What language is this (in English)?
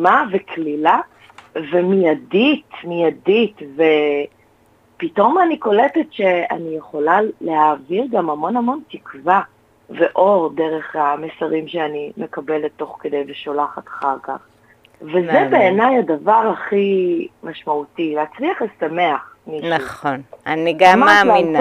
Hebrew